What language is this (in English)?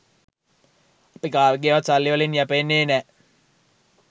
Sinhala